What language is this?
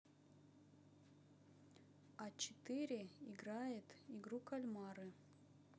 Russian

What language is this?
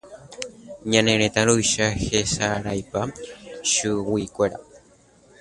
Guarani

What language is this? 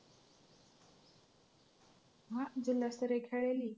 Marathi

